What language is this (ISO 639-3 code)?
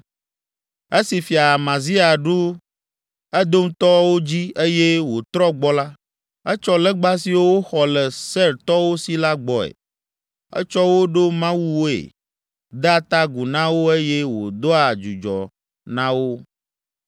ewe